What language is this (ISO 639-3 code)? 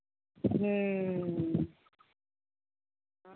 sat